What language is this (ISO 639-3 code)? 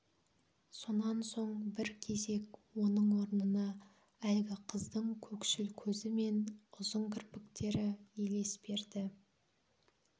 kaz